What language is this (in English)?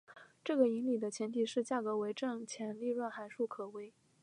Chinese